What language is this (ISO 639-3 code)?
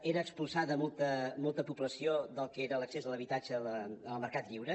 cat